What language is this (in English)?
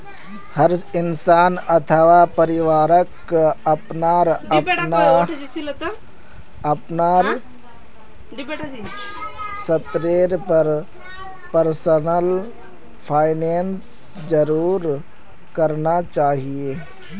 Magahi